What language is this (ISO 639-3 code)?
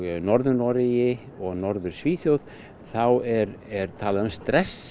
isl